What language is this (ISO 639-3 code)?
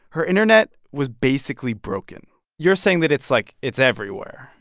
eng